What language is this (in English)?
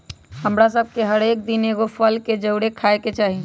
Magahi